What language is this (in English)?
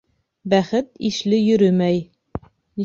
Bashkir